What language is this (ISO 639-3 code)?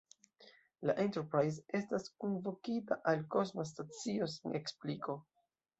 epo